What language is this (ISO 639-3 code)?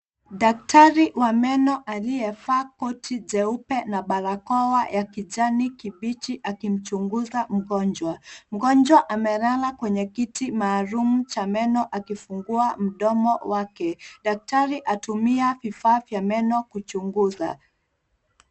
swa